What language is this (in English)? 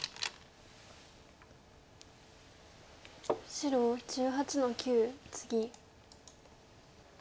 Japanese